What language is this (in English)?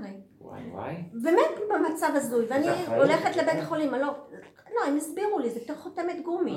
Hebrew